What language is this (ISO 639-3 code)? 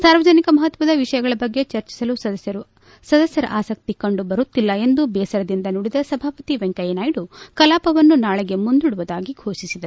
kan